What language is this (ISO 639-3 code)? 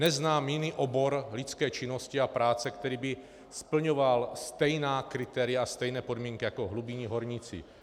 ces